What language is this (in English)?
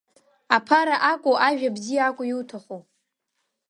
Abkhazian